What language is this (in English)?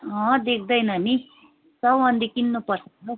Nepali